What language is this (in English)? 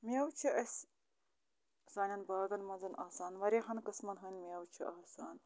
Kashmiri